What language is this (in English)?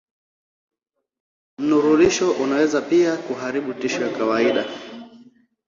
Swahili